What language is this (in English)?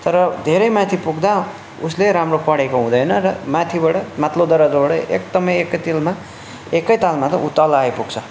Nepali